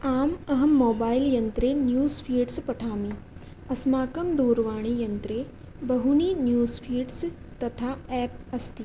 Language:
Sanskrit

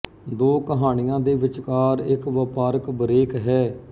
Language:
Punjabi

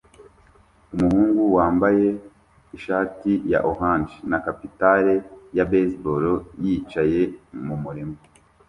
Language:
Kinyarwanda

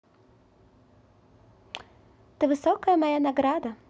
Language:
Russian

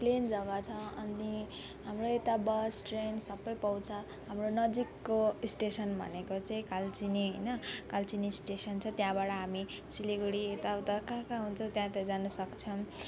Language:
Nepali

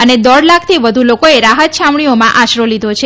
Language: Gujarati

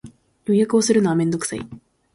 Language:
Japanese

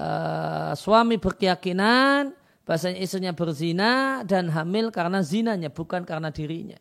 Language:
Indonesian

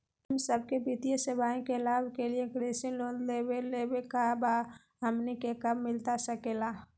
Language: Magahi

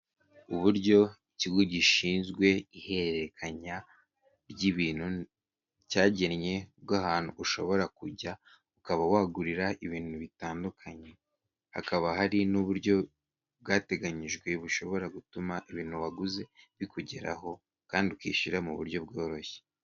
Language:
Kinyarwanda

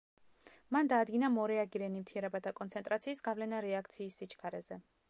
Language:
Georgian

